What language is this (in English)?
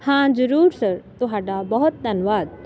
Punjabi